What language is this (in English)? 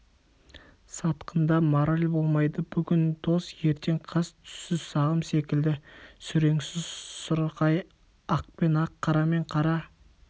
Kazakh